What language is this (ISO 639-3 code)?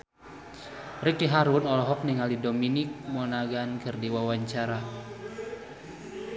sun